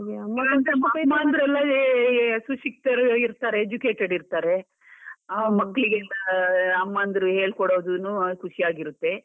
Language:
Kannada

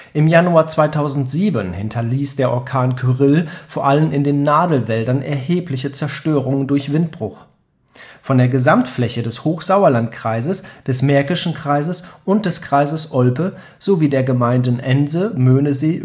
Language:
German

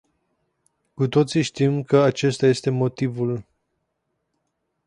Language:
Romanian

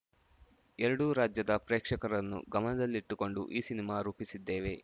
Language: Kannada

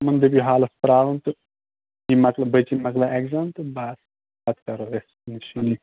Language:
Kashmiri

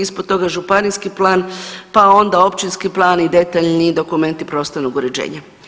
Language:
Croatian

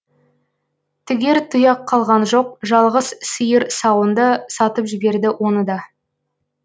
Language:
Kazakh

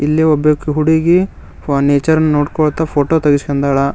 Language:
Kannada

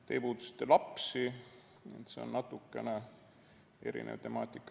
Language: Estonian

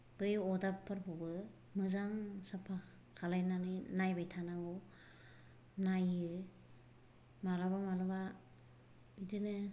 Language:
Bodo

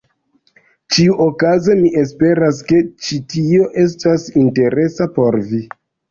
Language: Esperanto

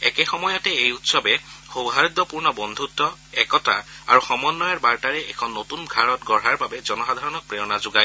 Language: Assamese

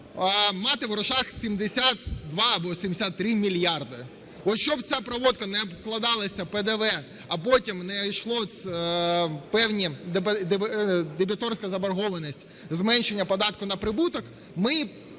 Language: Ukrainian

